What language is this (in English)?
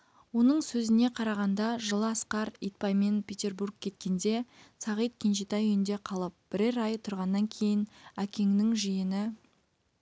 Kazakh